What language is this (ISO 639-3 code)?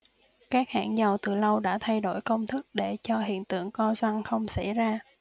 vie